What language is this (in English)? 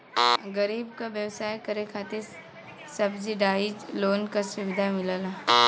Bhojpuri